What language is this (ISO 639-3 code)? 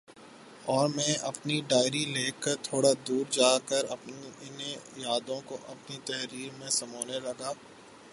urd